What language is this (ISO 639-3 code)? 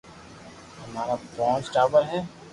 lrk